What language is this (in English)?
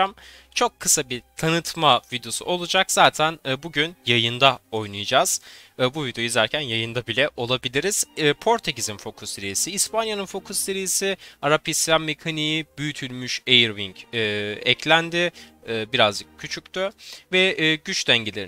Turkish